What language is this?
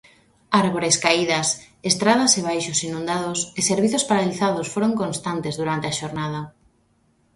Galician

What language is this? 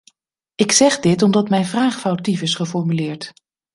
Dutch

